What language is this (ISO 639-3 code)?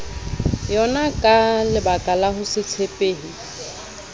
sot